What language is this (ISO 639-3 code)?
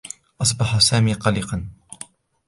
ara